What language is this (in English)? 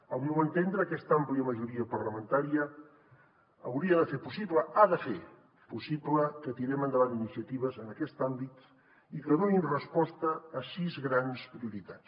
Catalan